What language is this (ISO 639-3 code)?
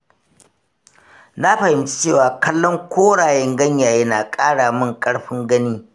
hau